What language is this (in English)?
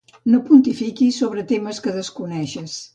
Catalan